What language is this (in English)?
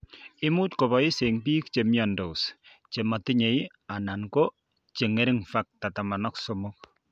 Kalenjin